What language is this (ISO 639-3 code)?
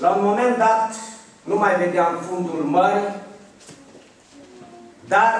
ron